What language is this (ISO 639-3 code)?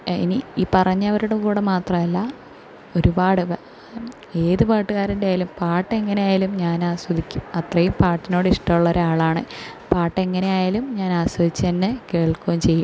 mal